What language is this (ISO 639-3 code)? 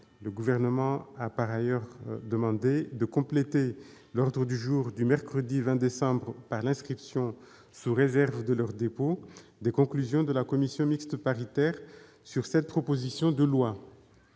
fra